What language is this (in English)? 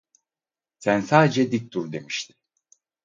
Turkish